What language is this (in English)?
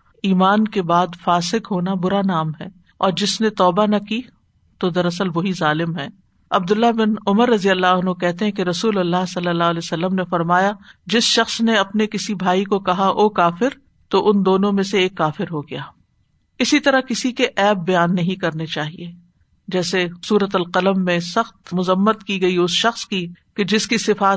Urdu